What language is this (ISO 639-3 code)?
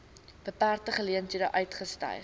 afr